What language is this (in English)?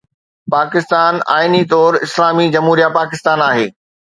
Sindhi